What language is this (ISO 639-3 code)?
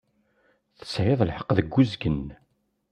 kab